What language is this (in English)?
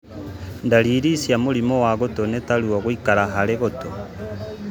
Kikuyu